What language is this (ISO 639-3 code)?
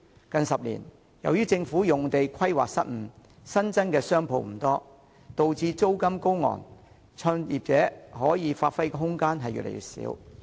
yue